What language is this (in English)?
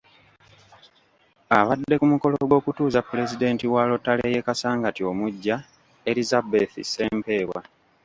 Ganda